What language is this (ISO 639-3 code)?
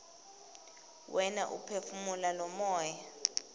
ssw